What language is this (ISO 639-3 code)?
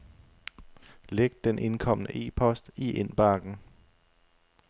dan